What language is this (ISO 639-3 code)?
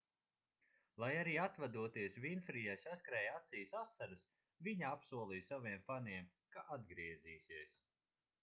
lav